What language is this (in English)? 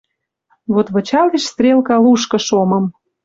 Western Mari